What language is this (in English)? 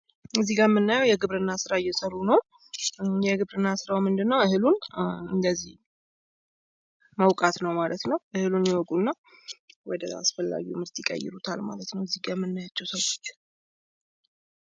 Amharic